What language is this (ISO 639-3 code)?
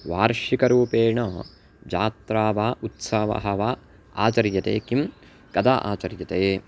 san